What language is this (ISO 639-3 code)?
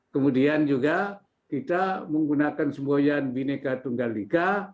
ind